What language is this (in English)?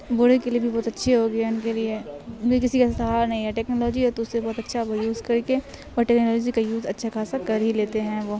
Urdu